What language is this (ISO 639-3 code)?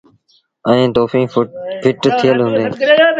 sbn